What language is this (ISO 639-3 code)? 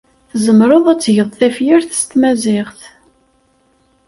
kab